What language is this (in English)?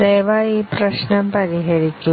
Malayalam